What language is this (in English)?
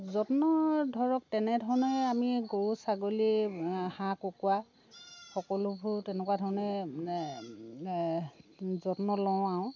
Assamese